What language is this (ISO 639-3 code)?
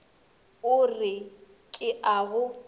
nso